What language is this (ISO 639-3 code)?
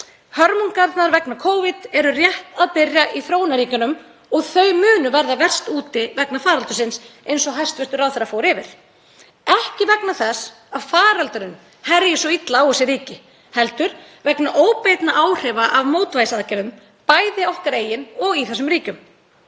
isl